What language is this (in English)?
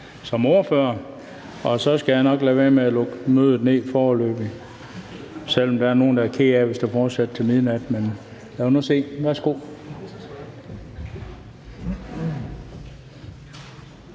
Danish